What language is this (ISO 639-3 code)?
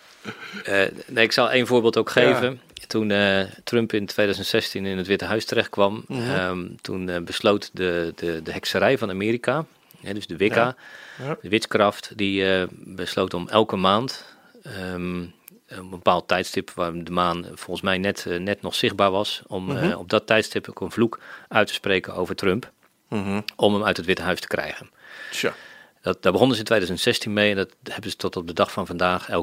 nld